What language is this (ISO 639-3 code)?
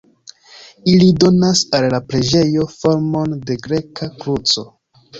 epo